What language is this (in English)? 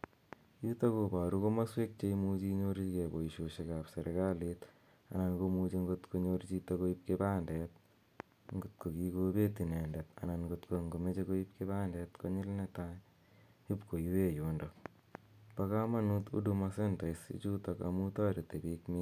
Kalenjin